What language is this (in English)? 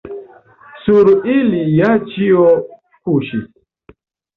Esperanto